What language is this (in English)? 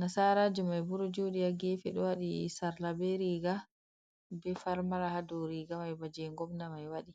Fula